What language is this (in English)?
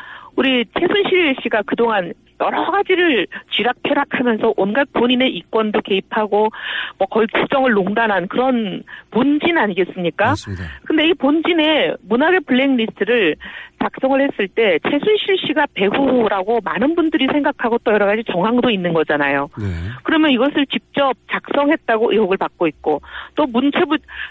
Korean